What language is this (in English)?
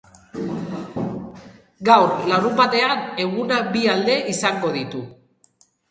Basque